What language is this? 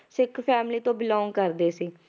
Punjabi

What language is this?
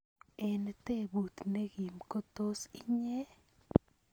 Kalenjin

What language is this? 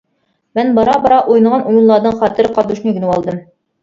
Uyghur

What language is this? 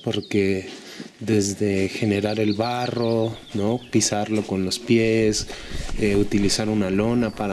Spanish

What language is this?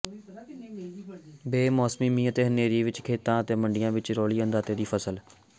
Punjabi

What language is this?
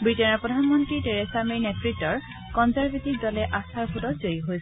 Assamese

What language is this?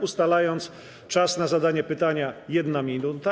Polish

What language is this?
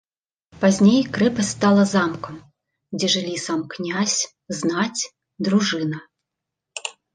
Belarusian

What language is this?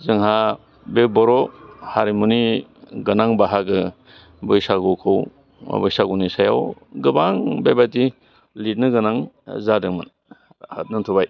Bodo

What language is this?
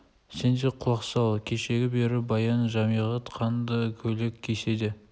Kazakh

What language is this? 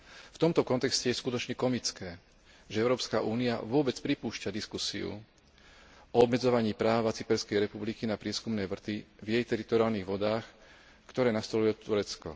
Slovak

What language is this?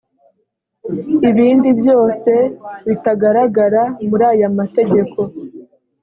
Kinyarwanda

